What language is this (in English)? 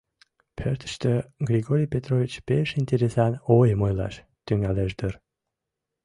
Mari